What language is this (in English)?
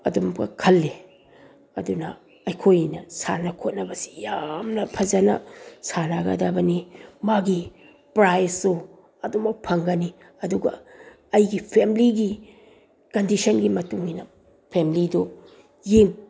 Manipuri